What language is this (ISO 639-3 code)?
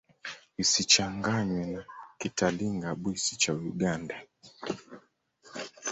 swa